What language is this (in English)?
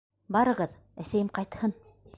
Bashkir